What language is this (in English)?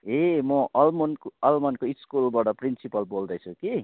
Nepali